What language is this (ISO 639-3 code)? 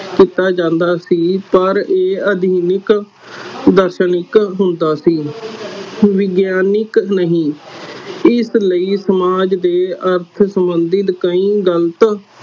pan